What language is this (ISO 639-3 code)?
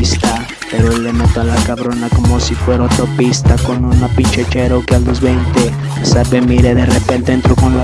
spa